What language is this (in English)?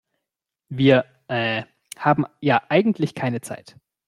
German